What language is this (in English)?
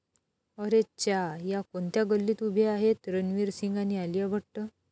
Marathi